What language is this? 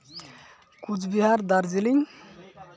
Santali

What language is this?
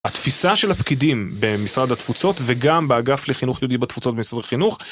Hebrew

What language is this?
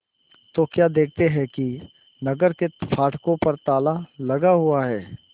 Hindi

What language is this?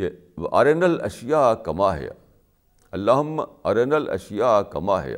Urdu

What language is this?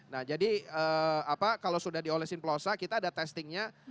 Indonesian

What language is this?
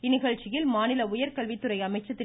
Tamil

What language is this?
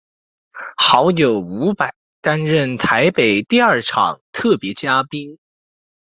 Chinese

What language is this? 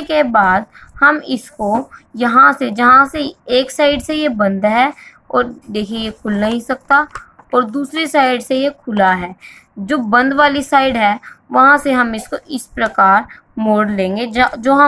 Hindi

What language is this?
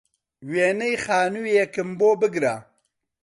Central Kurdish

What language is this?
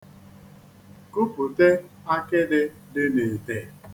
Igbo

